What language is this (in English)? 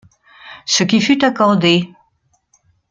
French